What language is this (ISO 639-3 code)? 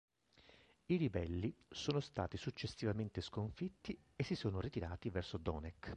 ita